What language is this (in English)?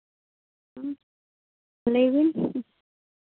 Santali